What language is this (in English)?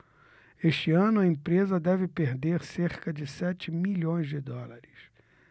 Portuguese